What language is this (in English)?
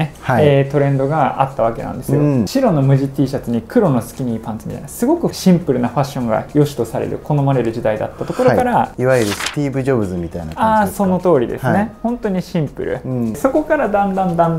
Japanese